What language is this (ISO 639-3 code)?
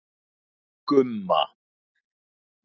isl